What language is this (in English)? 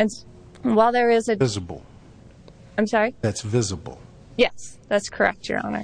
English